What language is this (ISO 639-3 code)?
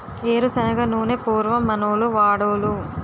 tel